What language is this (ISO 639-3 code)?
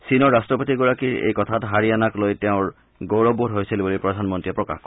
asm